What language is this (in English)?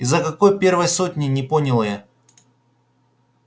Russian